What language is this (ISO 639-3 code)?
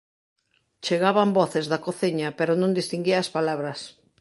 glg